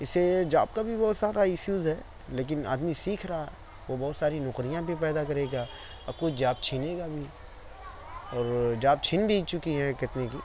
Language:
Urdu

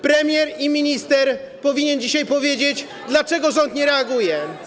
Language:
Polish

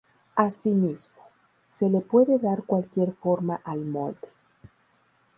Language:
Spanish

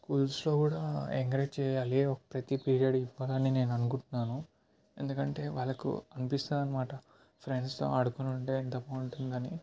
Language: Telugu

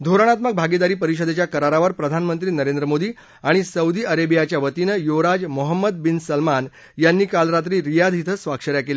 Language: Marathi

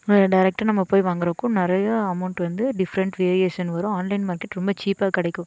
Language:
Tamil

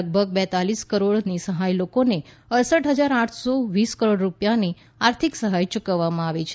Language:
Gujarati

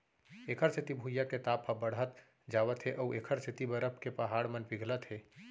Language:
Chhattisgarhi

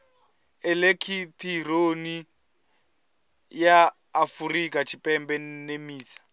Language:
Venda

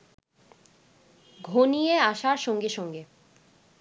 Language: Bangla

